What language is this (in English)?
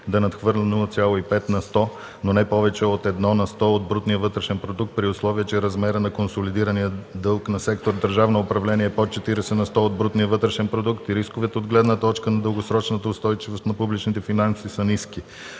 Bulgarian